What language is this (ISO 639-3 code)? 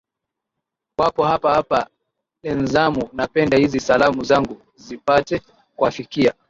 swa